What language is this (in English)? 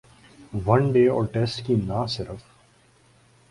Urdu